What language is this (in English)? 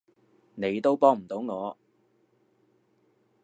Cantonese